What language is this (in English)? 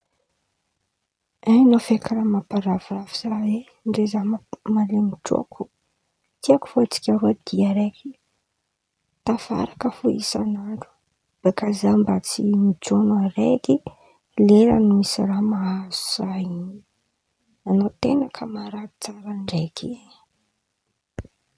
Antankarana Malagasy